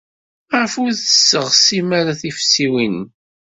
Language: Kabyle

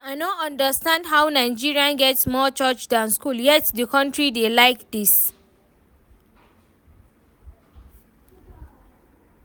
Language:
Nigerian Pidgin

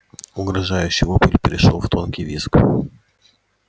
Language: Russian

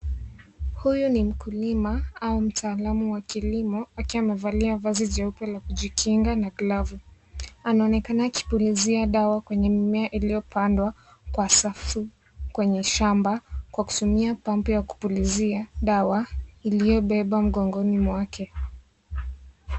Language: Swahili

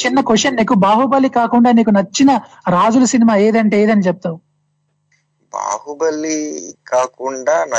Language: Telugu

